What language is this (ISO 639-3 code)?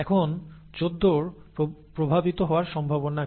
ben